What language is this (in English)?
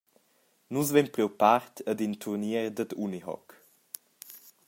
Romansh